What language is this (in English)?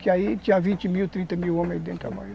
Portuguese